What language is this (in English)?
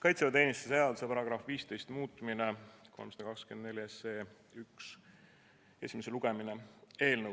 Estonian